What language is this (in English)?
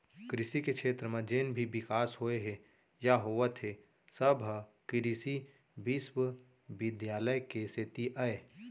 Chhattisgarhi